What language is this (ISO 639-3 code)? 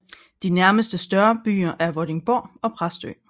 dan